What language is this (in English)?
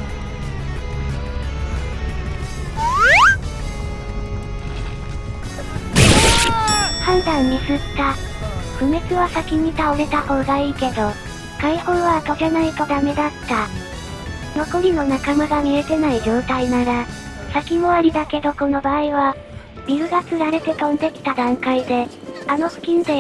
Japanese